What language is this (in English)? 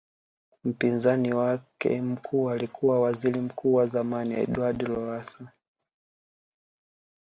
Swahili